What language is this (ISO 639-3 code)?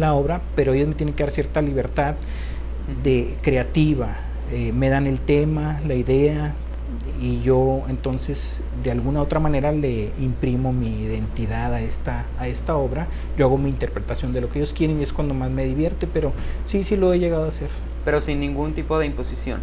spa